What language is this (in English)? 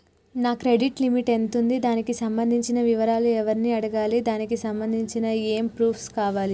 Telugu